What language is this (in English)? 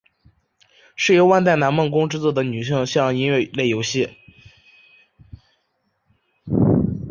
Chinese